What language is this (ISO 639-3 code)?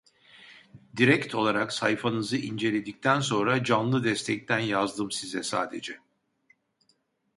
tur